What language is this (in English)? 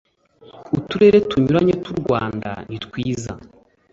Kinyarwanda